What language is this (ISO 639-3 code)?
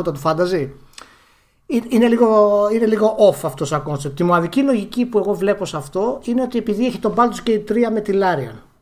ell